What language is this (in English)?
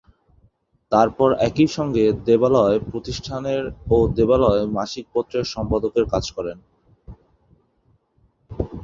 Bangla